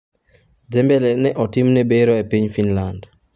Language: Luo (Kenya and Tanzania)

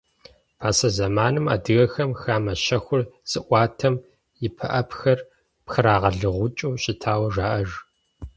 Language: Kabardian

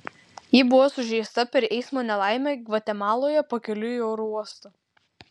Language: Lithuanian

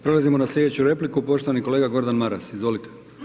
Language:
Croatian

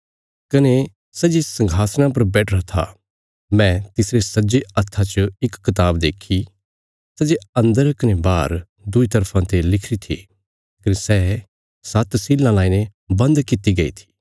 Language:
Bilaspuri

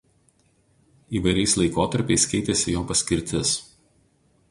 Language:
Lithuanian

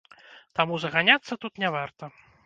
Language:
Belarusian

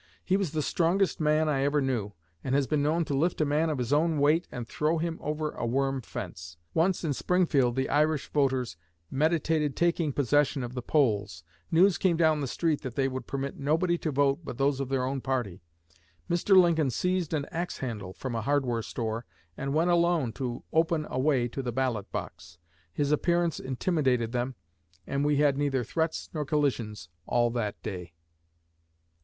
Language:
English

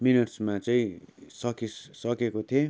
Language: Nepali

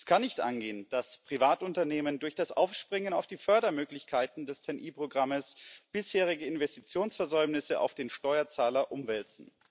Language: German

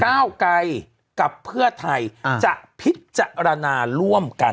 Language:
Thai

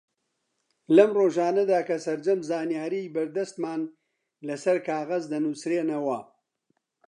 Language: Central Kurdish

